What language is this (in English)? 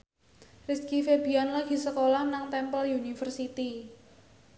Javanese